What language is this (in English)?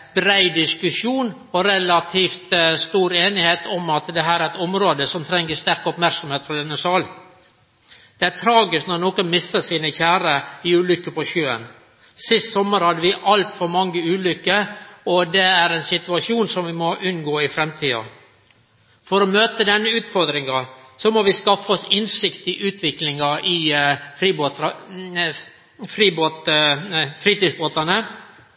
Norwegian Nynorsk